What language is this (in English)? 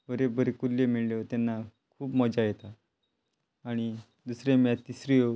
Konkani